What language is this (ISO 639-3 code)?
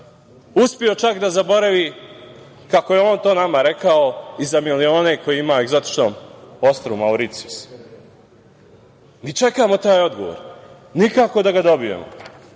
srp